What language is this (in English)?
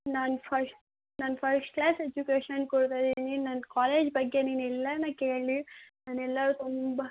Kannada